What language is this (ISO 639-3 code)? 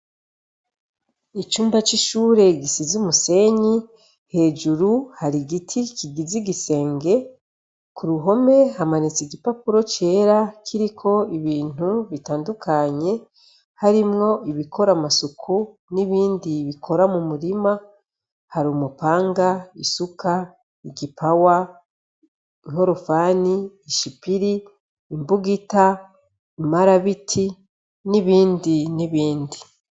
run